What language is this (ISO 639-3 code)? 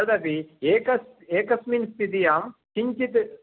san